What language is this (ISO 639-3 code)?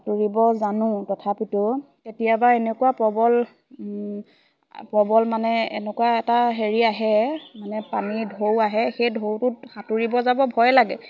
asm